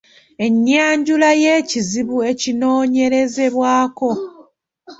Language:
Ganda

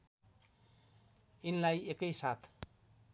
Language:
Nepali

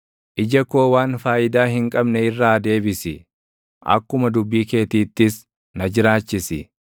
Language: Oromo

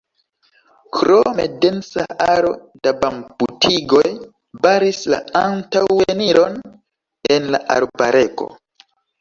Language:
Esperanto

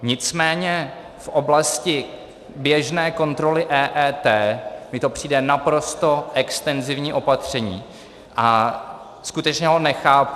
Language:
Czech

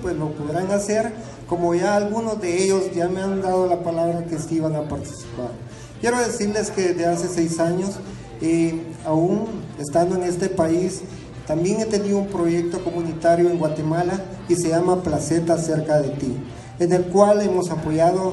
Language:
Spanish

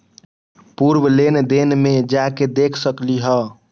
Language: Magahi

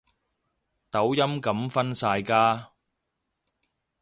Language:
Cantonese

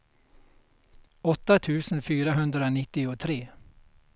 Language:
Swedish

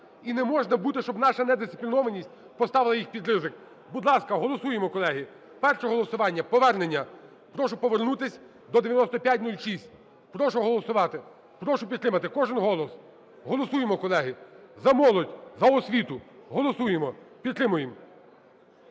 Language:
Ukrainian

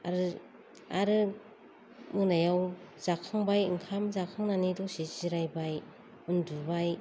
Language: Bodo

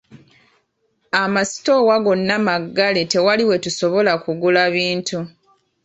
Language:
Ganda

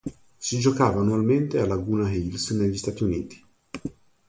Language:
Italian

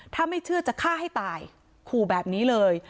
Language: Thai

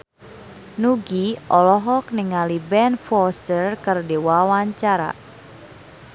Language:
Sundanese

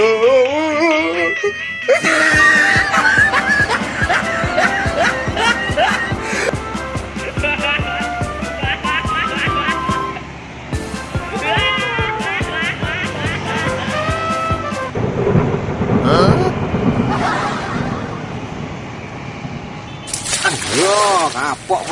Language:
Indonesian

